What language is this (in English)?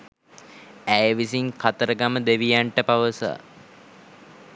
Sinhala